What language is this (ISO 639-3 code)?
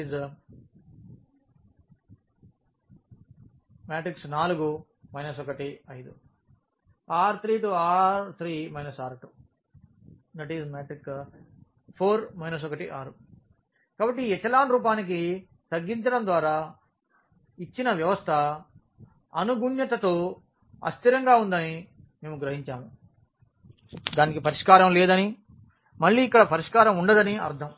tel